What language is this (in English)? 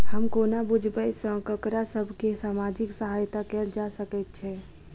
Maithili